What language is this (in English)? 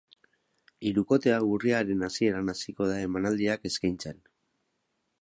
Basque